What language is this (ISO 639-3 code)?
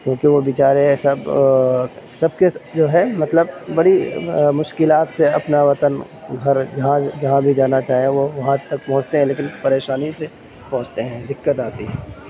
urd